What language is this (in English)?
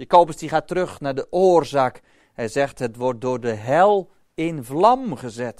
Dutch